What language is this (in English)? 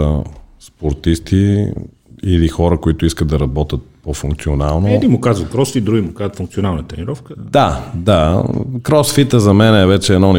Bulgarian